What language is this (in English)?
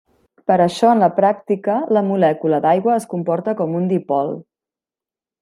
Catalan